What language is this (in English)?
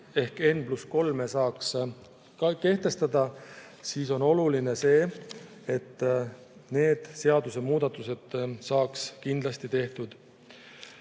Estonian